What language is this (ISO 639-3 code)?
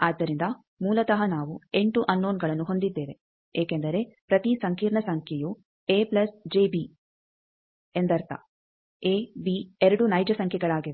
kan